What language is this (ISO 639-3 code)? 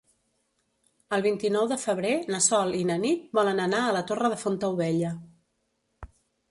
cat